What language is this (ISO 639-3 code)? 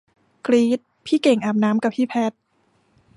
tha